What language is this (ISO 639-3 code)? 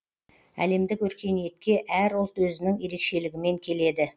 kaz